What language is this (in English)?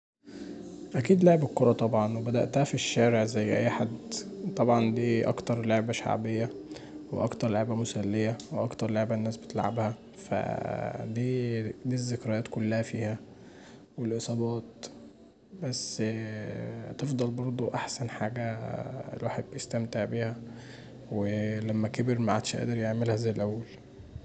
Egyptian Arabic